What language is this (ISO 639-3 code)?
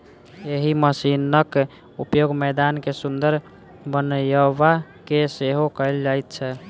mai